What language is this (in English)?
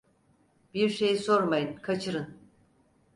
Turkish